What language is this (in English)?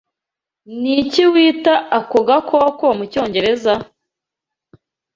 Kinyarwanda